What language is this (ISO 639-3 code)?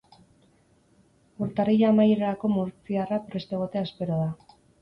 eus